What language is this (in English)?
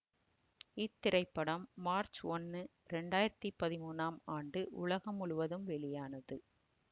Tamil